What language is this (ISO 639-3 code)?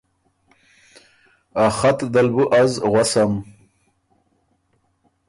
oru